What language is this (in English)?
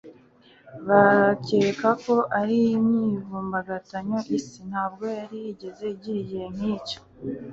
Kinyarwanda